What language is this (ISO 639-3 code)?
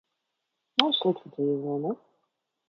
lav